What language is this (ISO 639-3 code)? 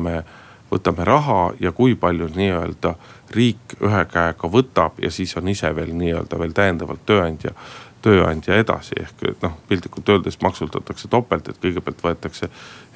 fin